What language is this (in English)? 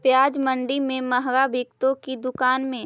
Magahi